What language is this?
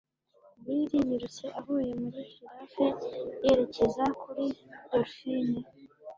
Kinyarwanda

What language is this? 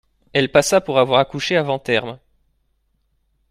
French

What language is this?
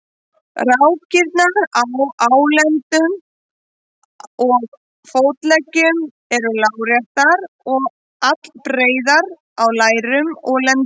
Icelandic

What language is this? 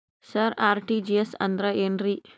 Kannada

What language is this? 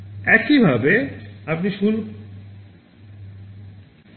Bangla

